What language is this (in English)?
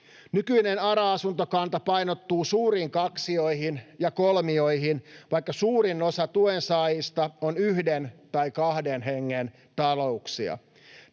Finnish